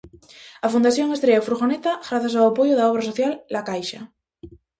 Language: Galician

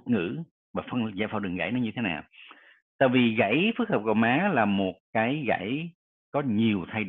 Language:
Vietnamese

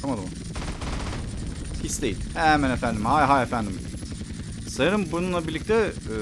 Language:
Turkish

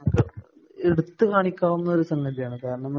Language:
Malayalam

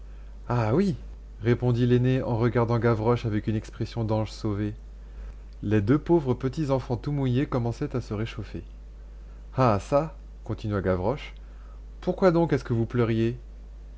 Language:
French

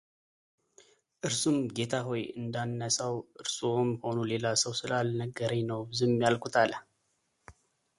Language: Amharic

